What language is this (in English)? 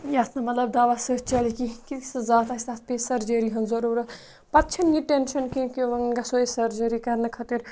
Kashmiri